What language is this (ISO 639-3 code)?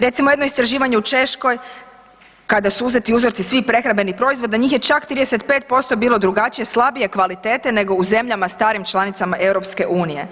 hrv